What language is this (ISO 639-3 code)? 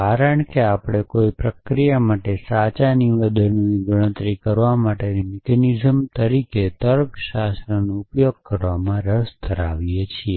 guj